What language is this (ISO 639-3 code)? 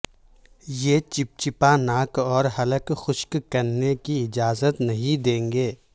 urd